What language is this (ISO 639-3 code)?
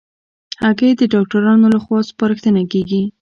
pus